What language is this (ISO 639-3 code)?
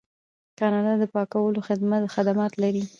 pus